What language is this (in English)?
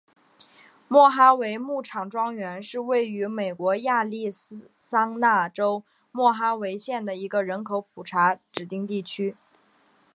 Chinese